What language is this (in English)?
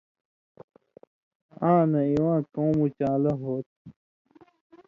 Indus Kohistani